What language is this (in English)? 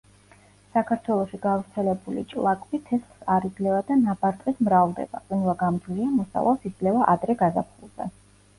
Georgian